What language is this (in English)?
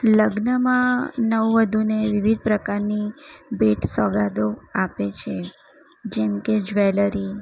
Gujarati